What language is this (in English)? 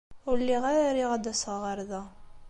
Kabyle